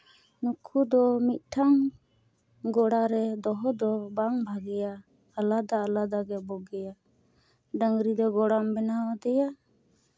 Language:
Santali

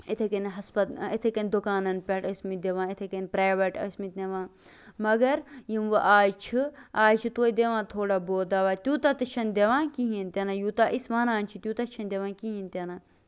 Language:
Kashmiri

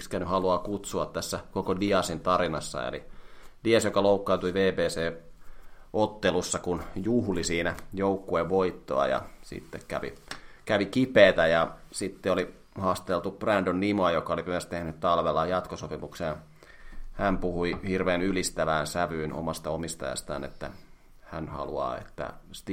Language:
Finnish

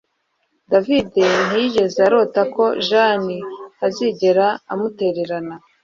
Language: Kinyarwanda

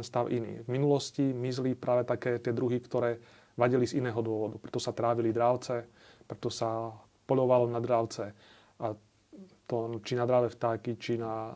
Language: Slovak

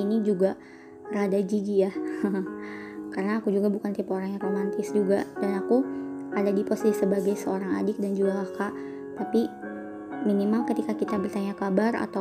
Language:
Indonesian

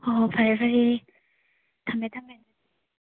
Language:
Manipuri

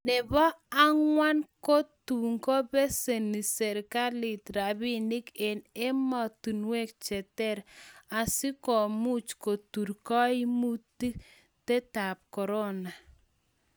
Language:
Kalenjin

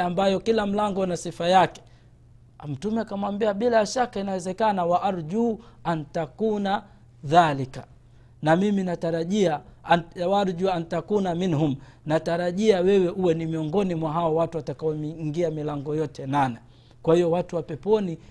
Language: Swahili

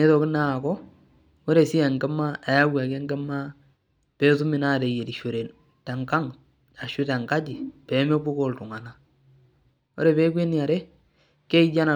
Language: Masai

